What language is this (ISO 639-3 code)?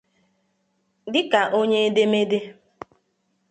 ibo